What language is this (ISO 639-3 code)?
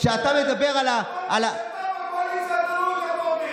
heb